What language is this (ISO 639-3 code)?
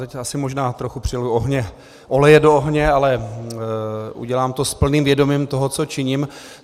ces